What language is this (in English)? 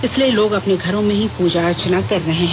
Hindi